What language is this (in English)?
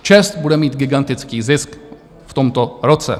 Czech